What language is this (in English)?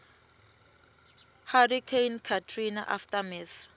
Swati